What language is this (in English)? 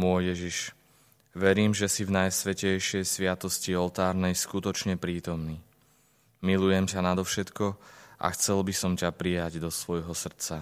Slovak